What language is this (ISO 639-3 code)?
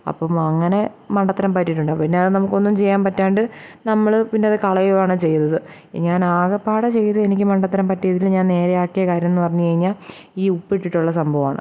mal